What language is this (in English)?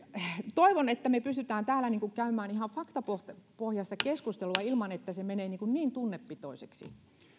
Finnish